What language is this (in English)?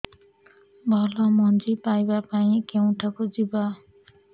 Odia